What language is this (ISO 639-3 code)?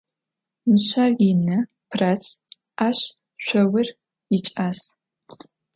ady